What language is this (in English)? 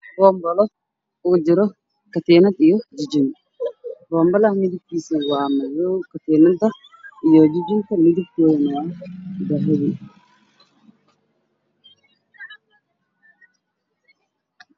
Somali